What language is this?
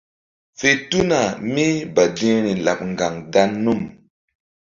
Mbum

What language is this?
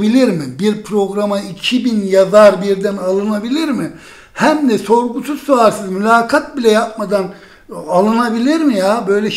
Turkish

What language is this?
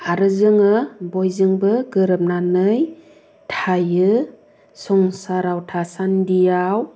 Bodo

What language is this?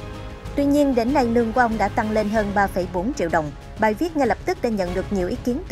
Vietnamese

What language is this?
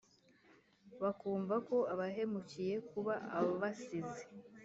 Kinyarwanda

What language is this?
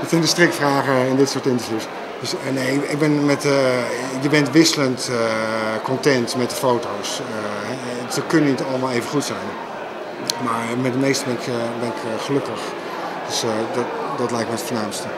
Dutch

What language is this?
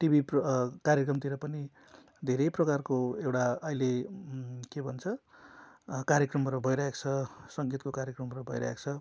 Nepali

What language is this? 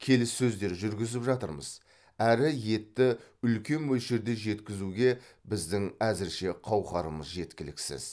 Kazakh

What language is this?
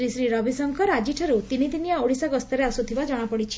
Odia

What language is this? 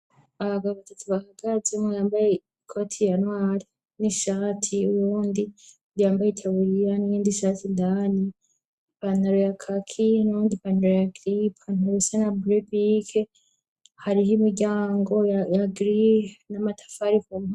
Rundi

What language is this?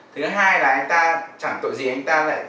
Vietnamese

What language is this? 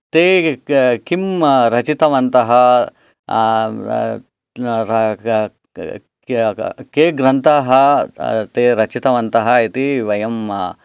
Sanskrit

